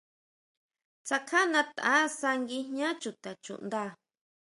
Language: Huautla Mazatec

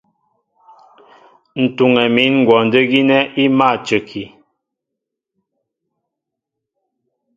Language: Mbo (Cameroon)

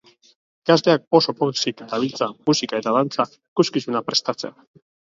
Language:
Basque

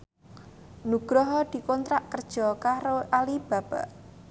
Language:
Javanese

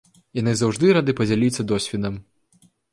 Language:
Belarusian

